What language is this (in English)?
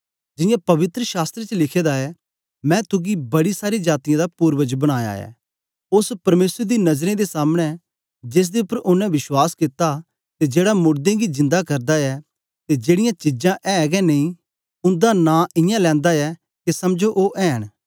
Dogri